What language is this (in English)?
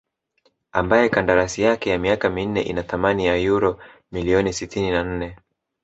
Swahili